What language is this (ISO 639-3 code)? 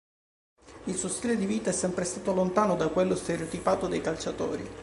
ita